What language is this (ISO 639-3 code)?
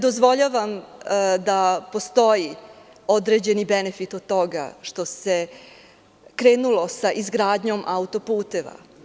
srp